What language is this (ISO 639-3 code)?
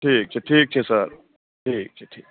mai